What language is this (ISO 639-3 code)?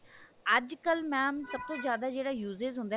pan